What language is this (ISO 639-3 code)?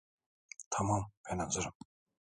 tur